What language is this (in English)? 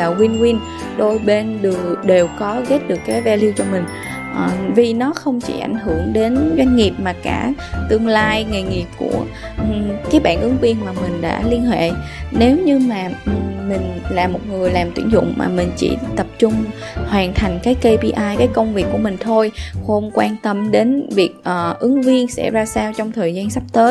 Vietnamese